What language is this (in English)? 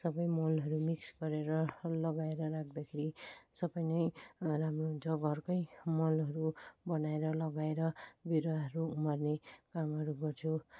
Nepali